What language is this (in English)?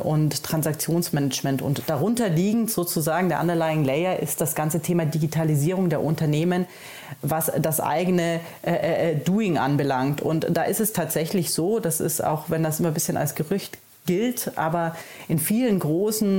German